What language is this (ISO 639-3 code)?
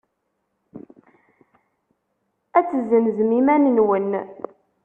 kab